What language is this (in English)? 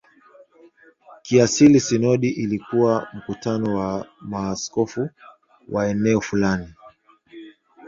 Swahili